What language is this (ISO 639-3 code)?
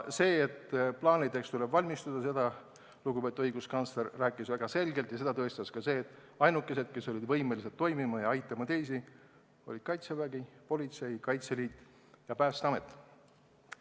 est